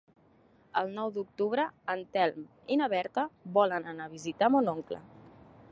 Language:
Catalan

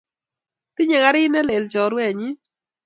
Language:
Kalenjin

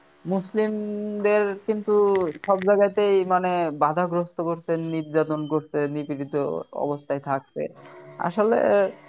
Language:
Bangla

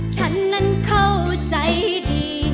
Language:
Thai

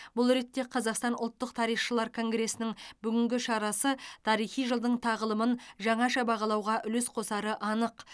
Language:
Kazakh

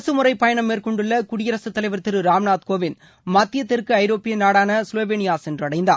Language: Tamil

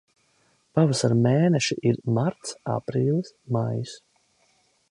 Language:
Latvian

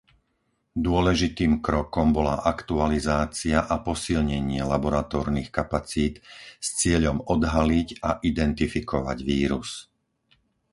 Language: Slovak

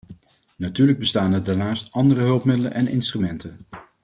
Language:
Dutch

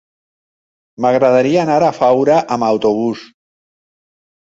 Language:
Catalan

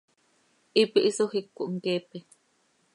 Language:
Seri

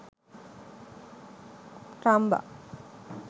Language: Sinhala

